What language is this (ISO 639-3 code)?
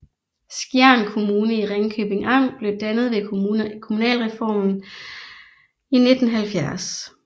dan